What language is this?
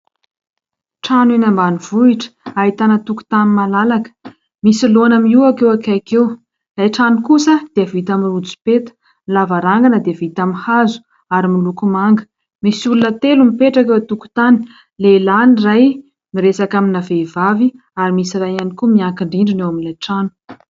Malagasy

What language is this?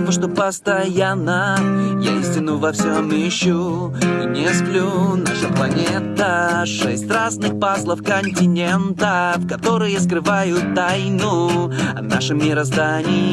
Russian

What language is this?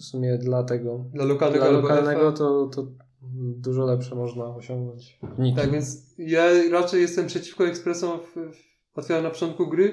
Polish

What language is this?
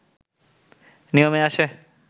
Bangla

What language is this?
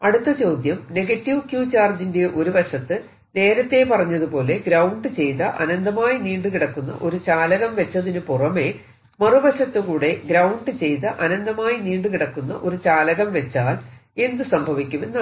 Malayalam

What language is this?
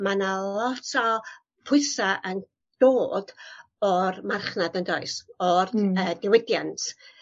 Welsh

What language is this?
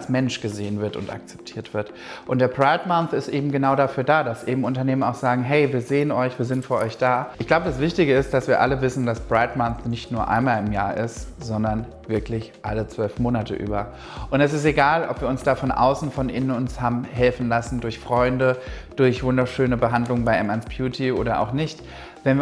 German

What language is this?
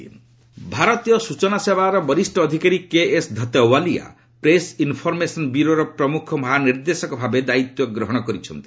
Odia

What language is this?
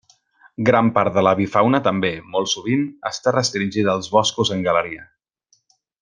Catalan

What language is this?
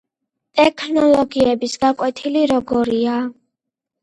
Georgian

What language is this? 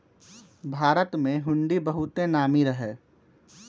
Magahi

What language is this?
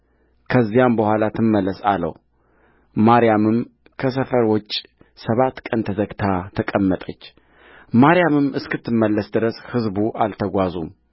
Amharic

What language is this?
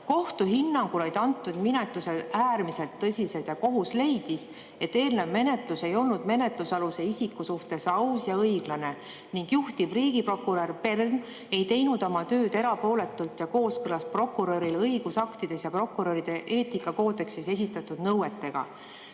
Estonian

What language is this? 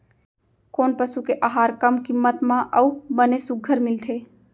Chhattisgarhi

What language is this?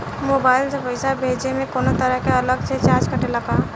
Bhojpuri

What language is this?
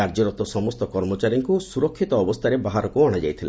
Odia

